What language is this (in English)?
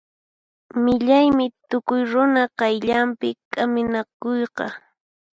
Puno Quechua